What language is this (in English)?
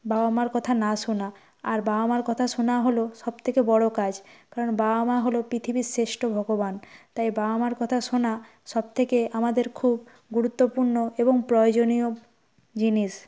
Bangla